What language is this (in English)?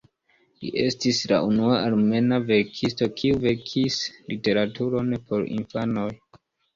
Esperanto